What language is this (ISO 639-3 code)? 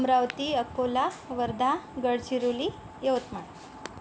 mar